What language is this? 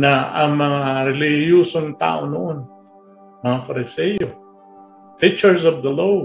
Filipino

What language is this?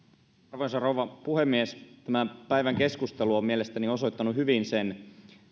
Finnish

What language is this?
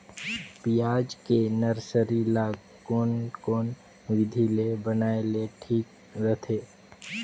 Chhattisgarhi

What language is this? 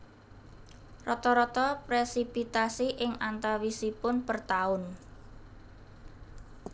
Javanese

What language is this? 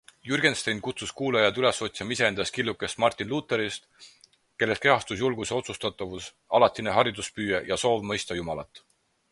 Estonian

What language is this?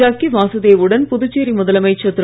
Tamil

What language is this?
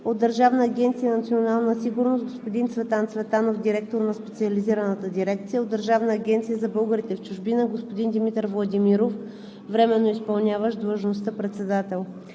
Bulgarian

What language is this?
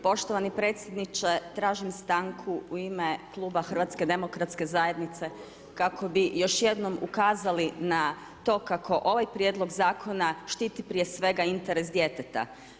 Croatian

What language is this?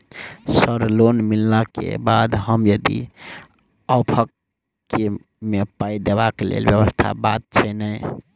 Maithili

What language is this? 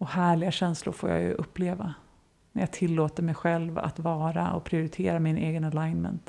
Swedish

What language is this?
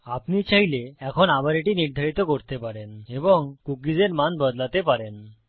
Bangla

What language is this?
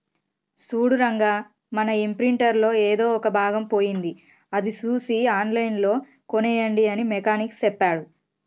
Telugu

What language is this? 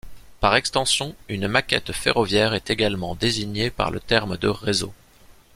French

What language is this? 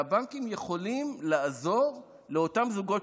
Hebrew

